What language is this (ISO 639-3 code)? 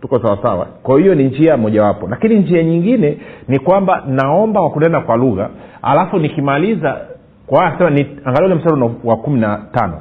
swa